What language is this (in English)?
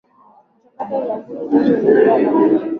Swahili